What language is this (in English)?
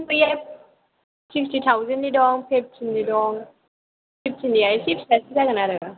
Bodo